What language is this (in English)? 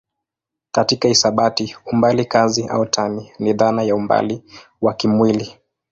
Swahili